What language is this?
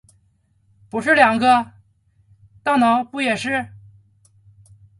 Chinese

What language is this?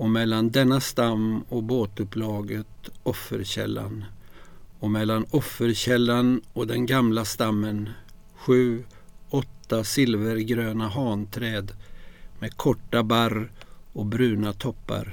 Swedish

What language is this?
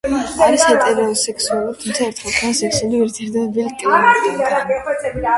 Georgian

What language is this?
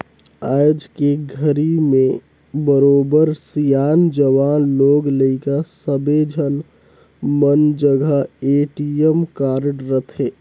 Chhattisgarhi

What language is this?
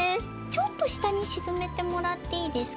Japanese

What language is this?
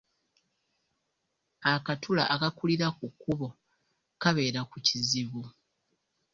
Ganda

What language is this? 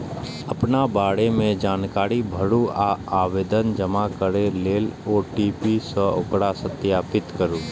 Maithili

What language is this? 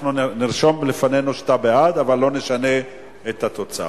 Hebrew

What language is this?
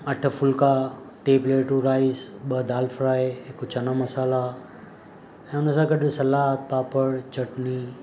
Sindhi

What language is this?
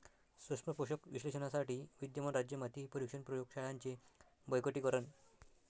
Marathi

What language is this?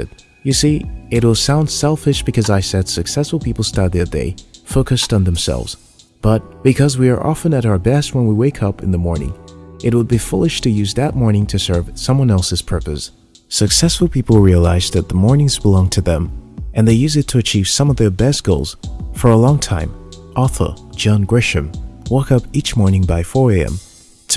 English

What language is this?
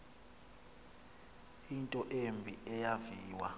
Xhosa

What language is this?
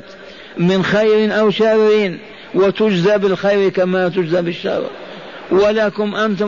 Arabic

